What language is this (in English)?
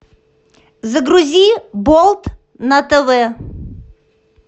Russian